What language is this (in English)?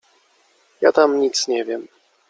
Polish